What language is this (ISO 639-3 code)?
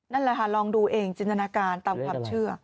tha